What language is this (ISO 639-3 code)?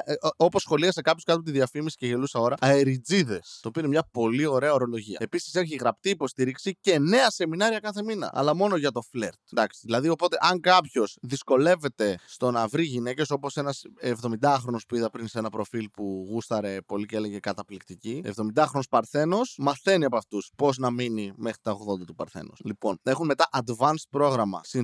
ell